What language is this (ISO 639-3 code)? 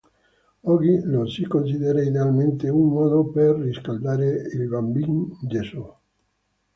ita